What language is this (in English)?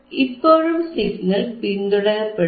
Malayalam